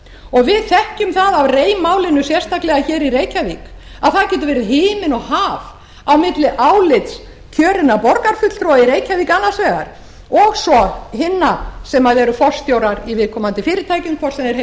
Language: Icelandic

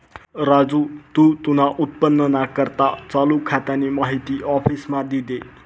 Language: Marathi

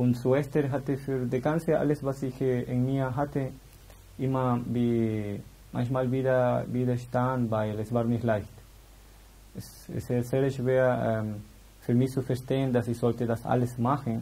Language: German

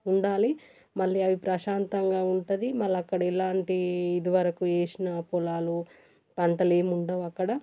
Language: Telugu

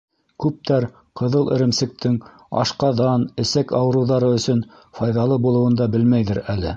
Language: Bashkir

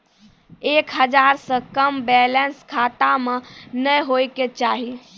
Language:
Maithili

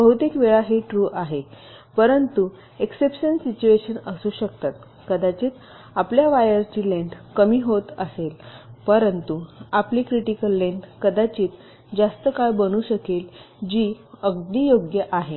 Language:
Marathi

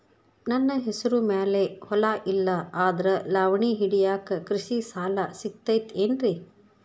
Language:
Kannada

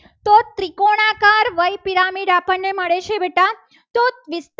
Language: Gujarati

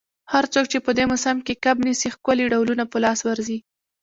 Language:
Pashto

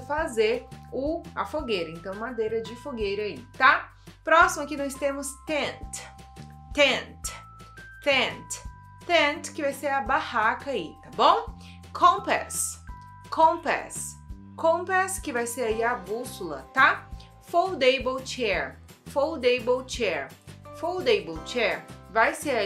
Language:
Portuguese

